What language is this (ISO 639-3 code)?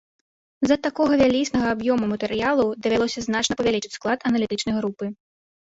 bel